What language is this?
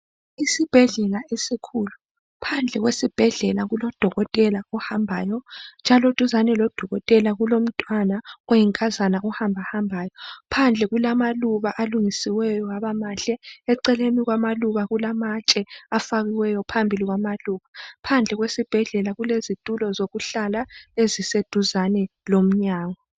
North Ndebele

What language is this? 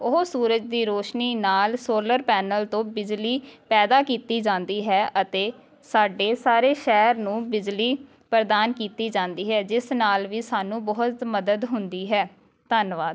Punjabi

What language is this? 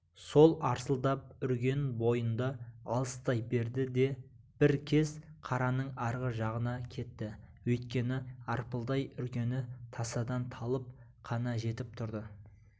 Kazakh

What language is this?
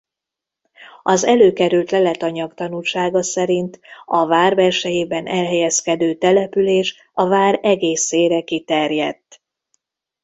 Hungarian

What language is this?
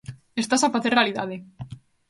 Galician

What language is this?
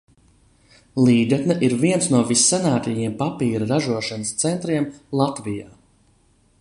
Latvian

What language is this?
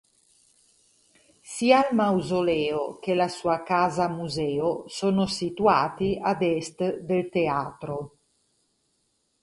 Italian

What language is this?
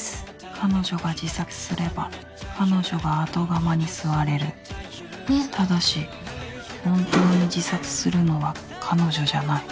Japanese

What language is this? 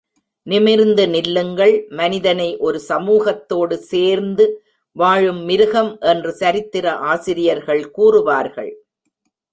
Tamil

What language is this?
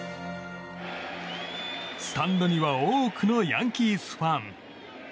Japanese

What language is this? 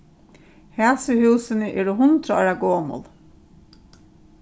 Faroese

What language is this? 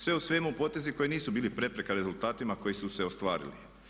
Croatian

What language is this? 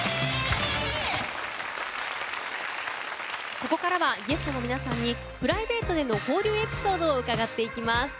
Japanese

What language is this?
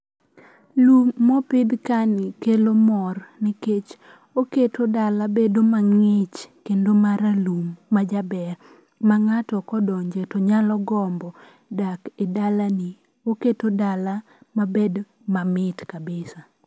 Luo (Kenya and Tanzania)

